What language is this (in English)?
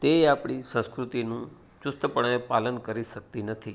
Gujarati